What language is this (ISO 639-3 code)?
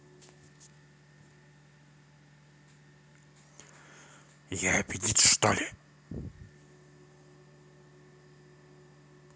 rus